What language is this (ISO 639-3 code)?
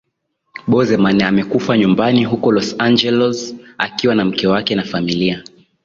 swa